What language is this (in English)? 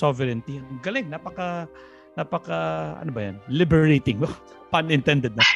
Filipino